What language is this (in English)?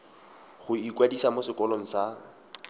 Tswana